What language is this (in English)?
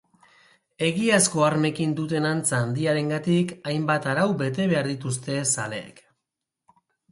Basque